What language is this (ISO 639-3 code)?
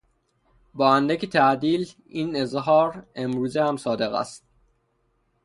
fas